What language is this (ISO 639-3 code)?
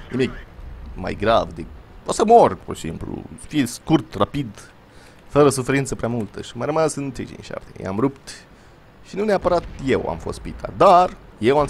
ron